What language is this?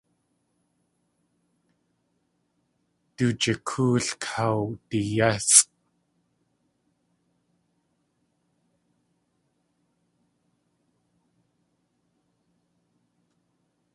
Tlingit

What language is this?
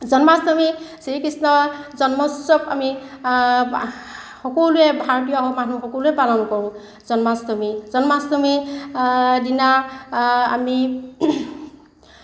Assamese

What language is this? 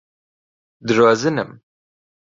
Central Kurdish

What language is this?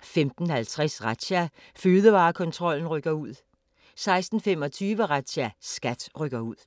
Danish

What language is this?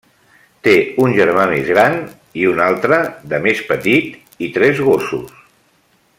Catalan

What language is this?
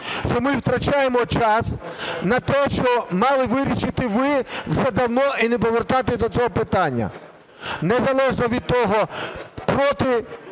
Ukrainian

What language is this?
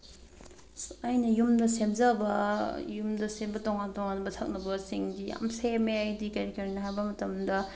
Manipuri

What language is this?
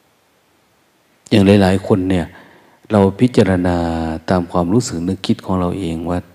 Thai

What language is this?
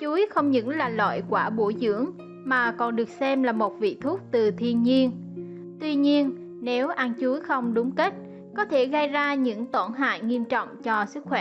Vietnamese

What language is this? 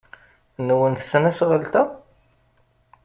Kabyle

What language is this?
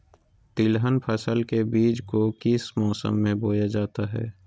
Magahi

